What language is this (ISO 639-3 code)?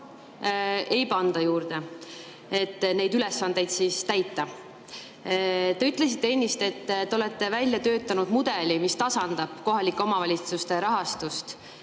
est